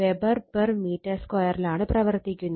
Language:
Malayalam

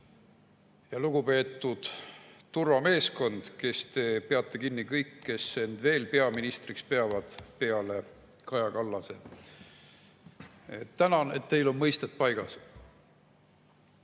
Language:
Estonian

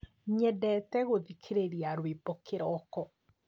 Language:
Kikuyu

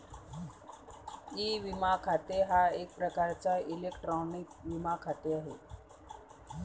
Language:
Marathi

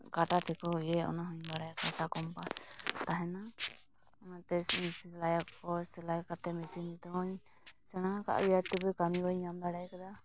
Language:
Santali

